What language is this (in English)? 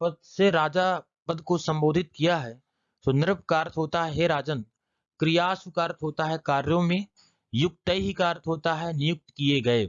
Hindi